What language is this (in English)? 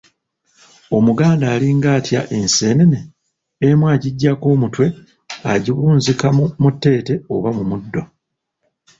Ganda